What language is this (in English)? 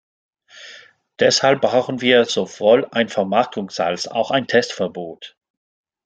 German